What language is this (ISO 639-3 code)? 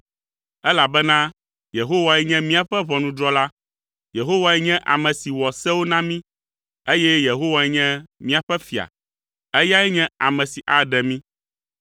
ewe